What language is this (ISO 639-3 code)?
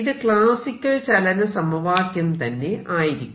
mal